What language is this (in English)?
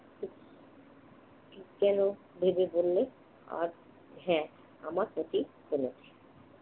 Bangla